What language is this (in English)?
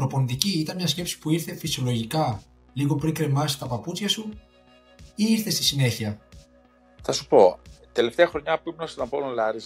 Greek